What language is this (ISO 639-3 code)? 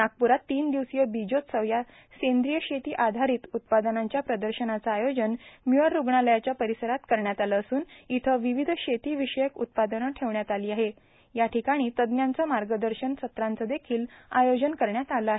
mar